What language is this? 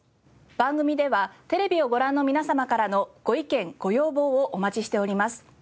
Japanese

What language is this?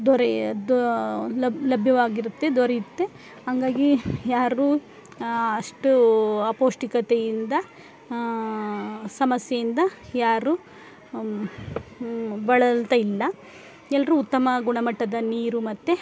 Kannada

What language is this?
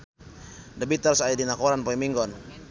Sundanese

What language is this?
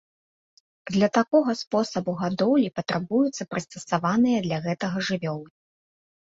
Belarusian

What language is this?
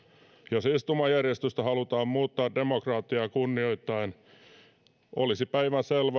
Finnish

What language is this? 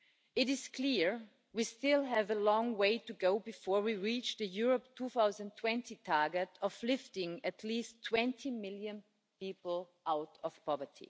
English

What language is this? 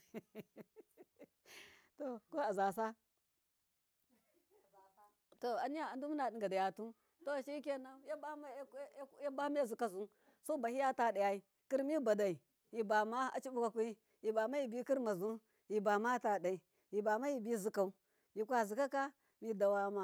Miya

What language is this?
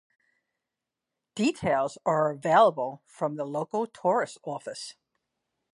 English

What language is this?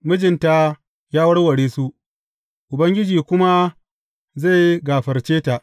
Hausa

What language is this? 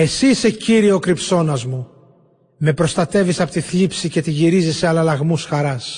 Greek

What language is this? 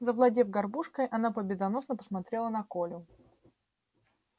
Russian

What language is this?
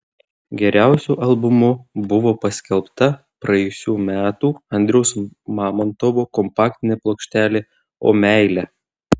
Lithuanian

